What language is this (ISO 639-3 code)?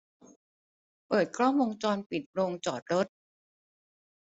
tha